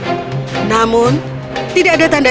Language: Indonesian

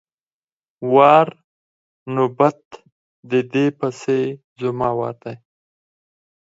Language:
Pashto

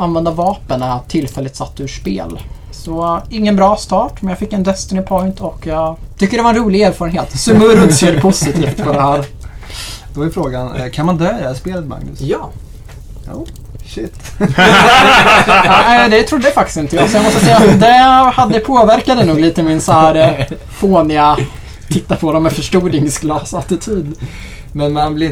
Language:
Swedish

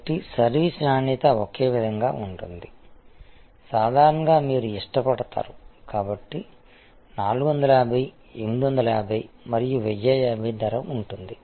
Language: Telugu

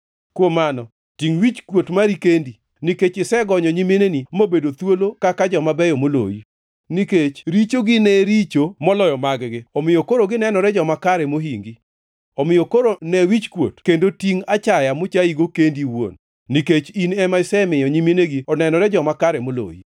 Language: Luo (Kenya and Tanzania)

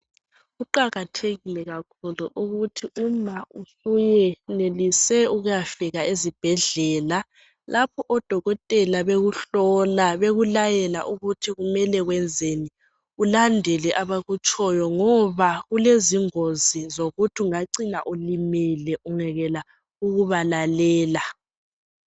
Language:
North Ndebele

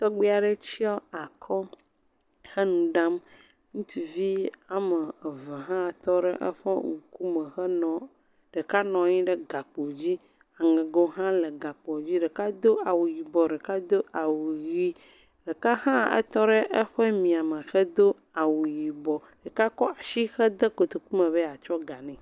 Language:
Ewe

